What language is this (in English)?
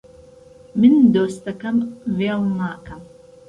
Central Kurdish